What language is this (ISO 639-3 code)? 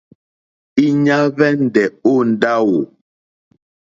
bri